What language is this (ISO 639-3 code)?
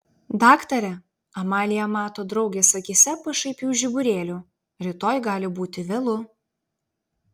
lit